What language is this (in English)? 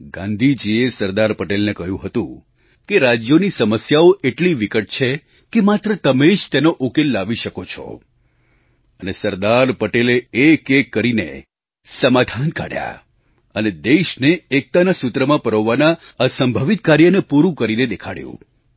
Gujarati